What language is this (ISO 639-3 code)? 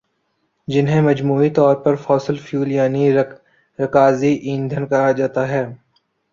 urd